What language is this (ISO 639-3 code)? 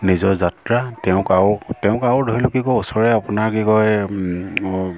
asm